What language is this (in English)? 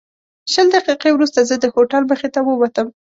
Pashto